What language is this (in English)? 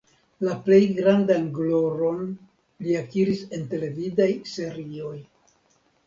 Esperanto